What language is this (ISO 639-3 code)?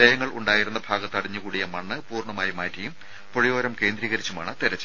mal